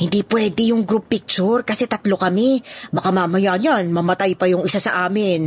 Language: Filipino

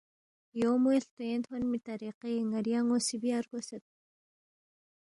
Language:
Balti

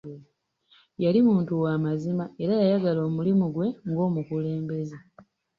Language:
Ganda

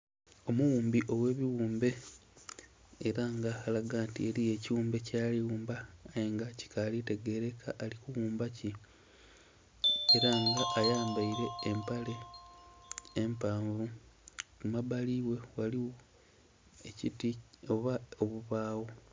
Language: Soga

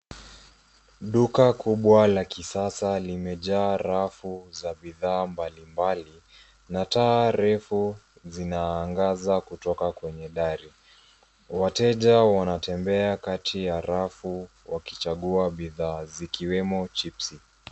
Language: Swahili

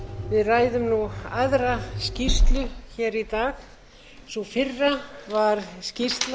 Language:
Icelandic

